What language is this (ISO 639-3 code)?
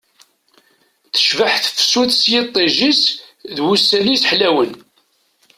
kab